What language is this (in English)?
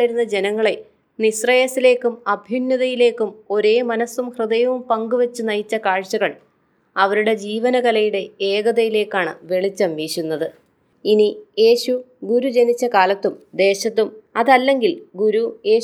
Malayalam